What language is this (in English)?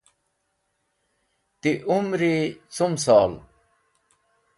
Wakhi